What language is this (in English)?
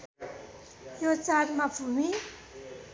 Nepali